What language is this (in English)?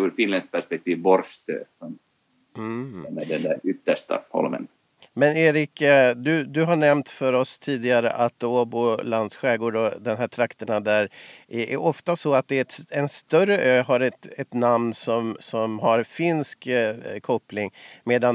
Swedish